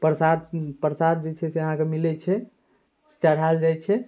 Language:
Maithili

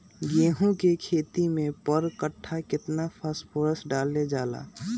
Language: Magahi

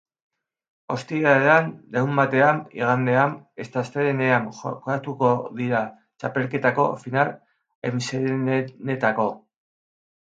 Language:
Basque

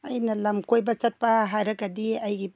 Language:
Manipuri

